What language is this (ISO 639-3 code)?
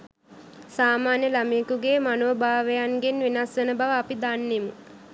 sin